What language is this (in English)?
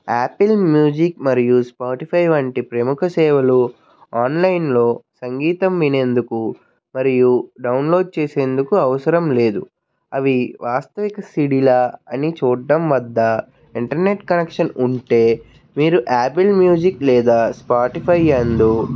Telugu